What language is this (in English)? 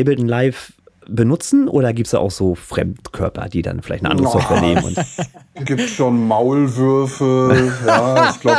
German